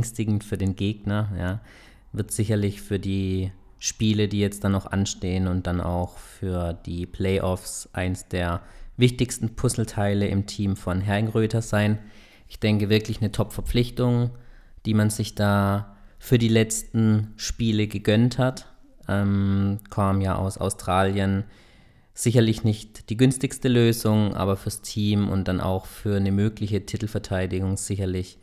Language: German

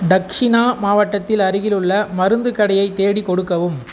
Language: Tamil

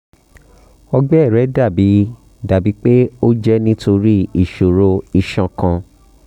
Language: Yoruba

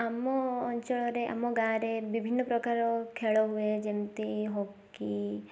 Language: Odia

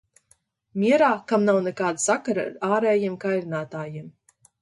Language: Latvian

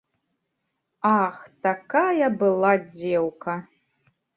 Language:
Belarusian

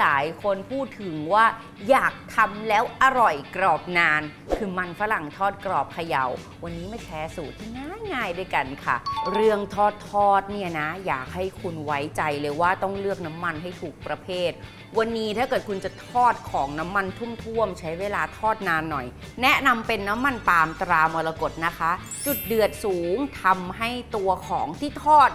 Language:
Thai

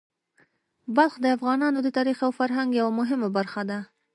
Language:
Pashto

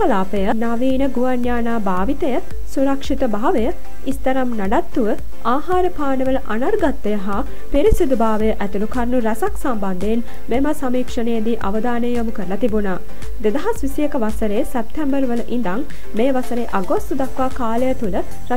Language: Turkish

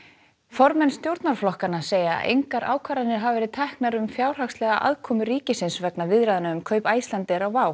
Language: Icelandic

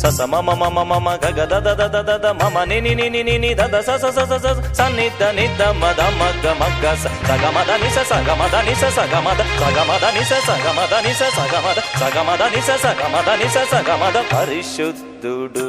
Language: Telugu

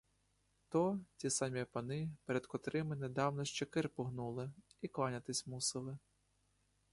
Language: Ukrainian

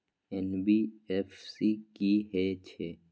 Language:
Maithili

